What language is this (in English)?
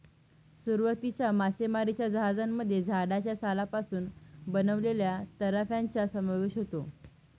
Marathi